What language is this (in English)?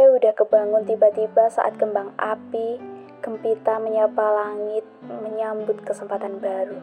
Indonesian